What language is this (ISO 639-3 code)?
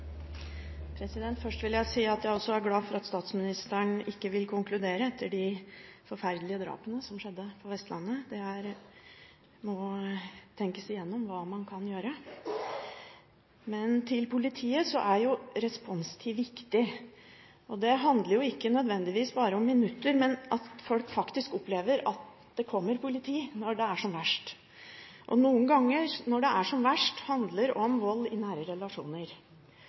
nor